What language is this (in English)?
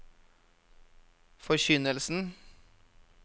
Norwegian